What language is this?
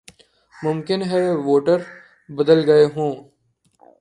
Urdu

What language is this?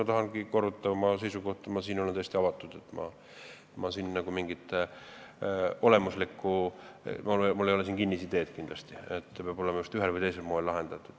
Estonian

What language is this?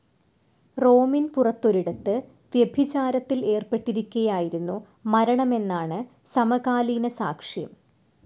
Malayalam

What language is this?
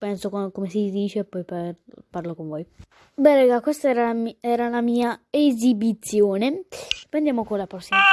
Italian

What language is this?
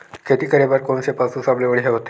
Chhattisgarhi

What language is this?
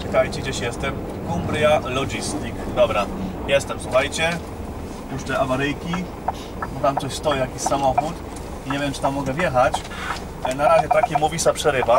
Polish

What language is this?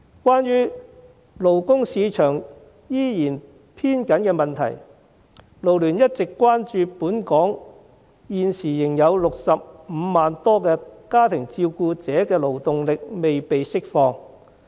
Cantonese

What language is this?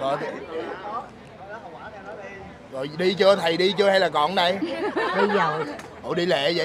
Vietnamese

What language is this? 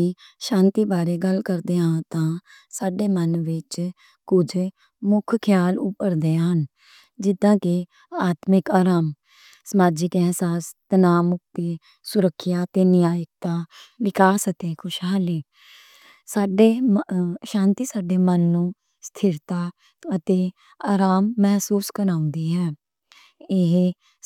Western Panjabi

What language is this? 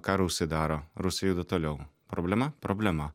Lithuanian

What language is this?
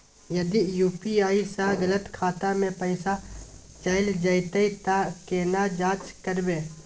Maithili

